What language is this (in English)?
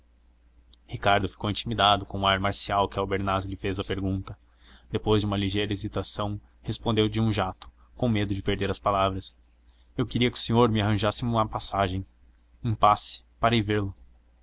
Portuguese